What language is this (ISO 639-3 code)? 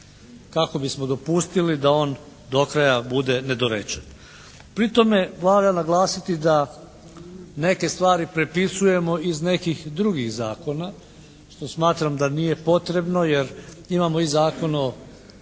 hrv